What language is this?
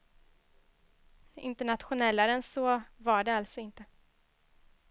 Swedish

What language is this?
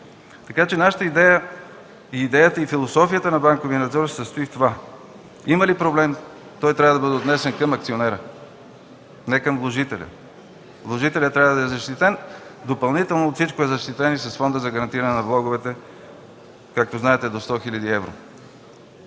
Bulgarian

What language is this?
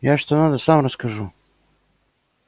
Russian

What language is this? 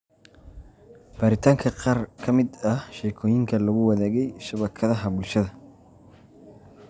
Somali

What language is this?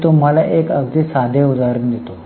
Marathi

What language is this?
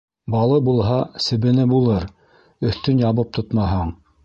Bashkir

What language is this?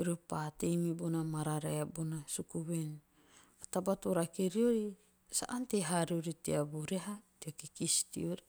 Teop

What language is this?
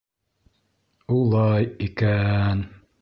Bashkir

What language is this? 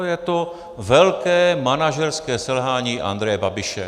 Czech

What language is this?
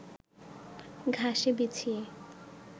Bangla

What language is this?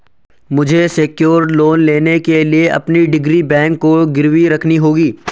Hindi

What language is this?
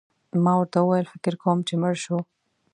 Pashto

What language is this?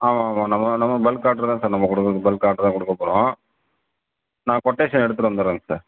Tamil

